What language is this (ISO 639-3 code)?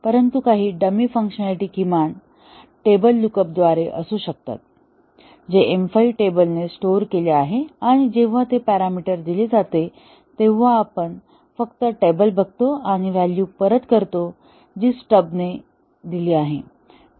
mar